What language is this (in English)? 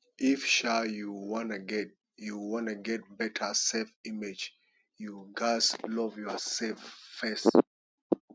Nigerian Pidgin